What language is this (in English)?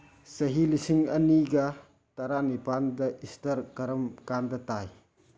Manipuri